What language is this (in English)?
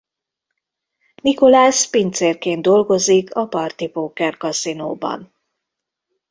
Hungarian